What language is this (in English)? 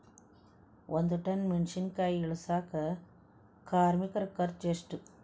Kannada